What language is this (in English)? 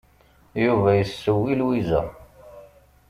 Kabyle